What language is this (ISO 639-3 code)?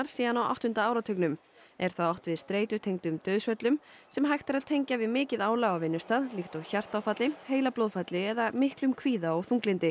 isl